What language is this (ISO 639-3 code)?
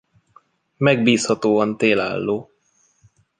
hun